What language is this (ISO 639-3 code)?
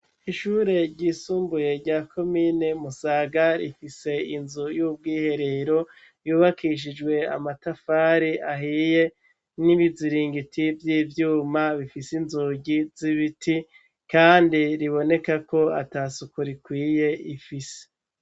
run